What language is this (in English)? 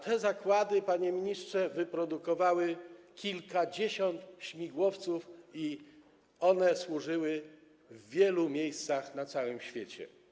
Polish